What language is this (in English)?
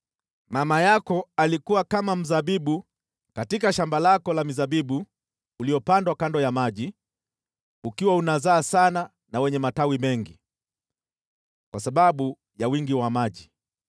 Swahili